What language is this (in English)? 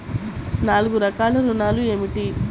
Telugu